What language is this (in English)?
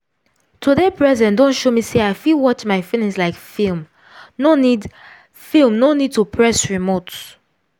Nigerian Pidgin